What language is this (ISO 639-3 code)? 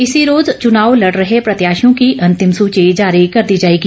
hin